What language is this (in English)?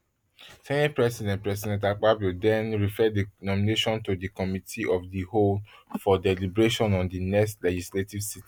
Nigerian Pidgin